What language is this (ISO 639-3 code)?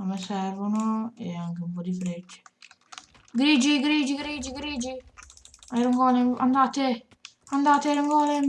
ita